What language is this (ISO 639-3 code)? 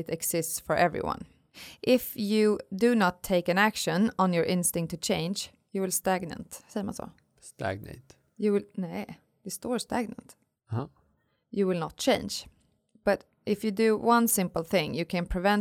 swe